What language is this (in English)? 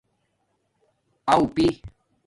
Domaaki